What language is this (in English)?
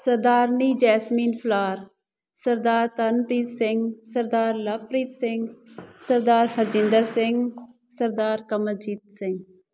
Punjabi